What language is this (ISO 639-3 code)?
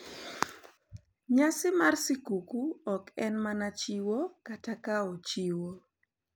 luo